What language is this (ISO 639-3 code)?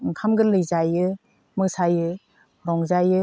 brx